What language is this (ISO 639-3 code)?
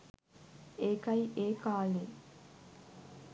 sin